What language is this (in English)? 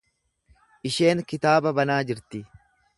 Oromo